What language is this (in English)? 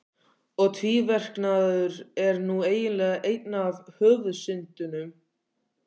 Icelandic